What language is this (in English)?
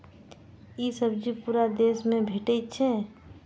Maithili